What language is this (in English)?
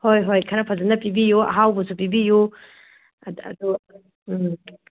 Manipuri